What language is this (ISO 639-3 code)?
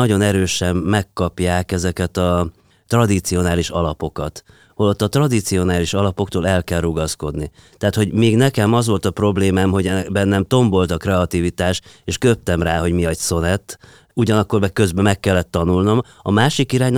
hun